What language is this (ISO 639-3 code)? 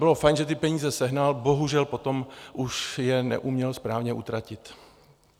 ces